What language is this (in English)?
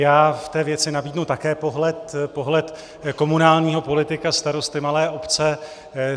Czech